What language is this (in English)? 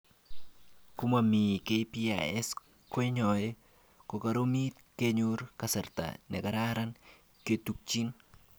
Kalenjin